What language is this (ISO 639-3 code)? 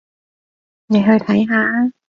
yue